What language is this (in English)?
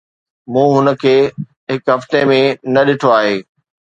Sindhi